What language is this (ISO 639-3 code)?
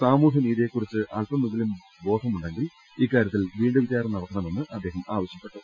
mal